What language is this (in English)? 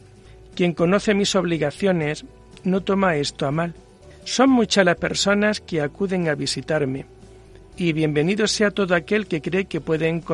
Spanish